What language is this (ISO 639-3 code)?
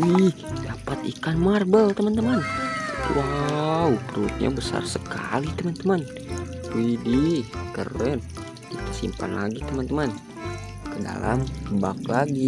ind